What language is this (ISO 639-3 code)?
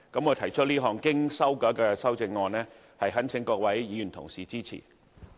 yue